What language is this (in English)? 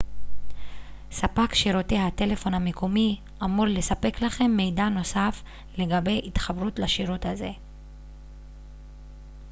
Hebrew